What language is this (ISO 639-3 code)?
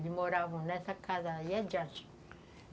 por